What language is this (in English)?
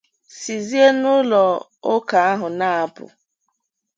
Igbo